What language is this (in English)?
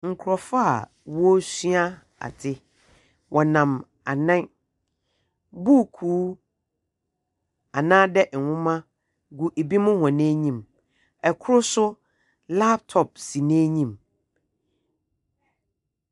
Akan